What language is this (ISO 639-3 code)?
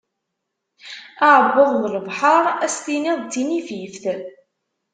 kab